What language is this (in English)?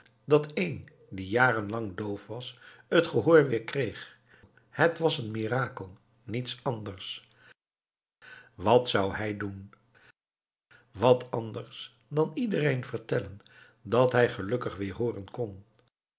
Dutch